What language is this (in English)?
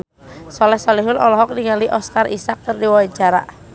Sundanese